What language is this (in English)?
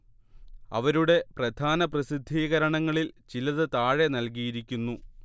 Malayalam